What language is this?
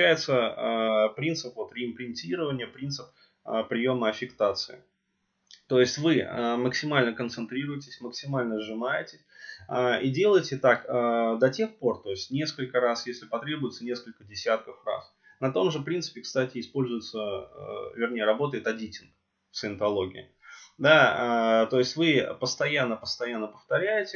Russian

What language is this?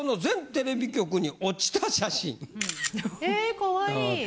Japanese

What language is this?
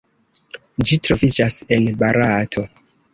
Esperanto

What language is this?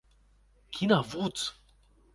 Occitan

